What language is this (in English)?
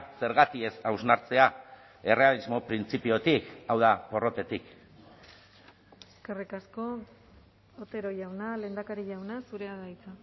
Basque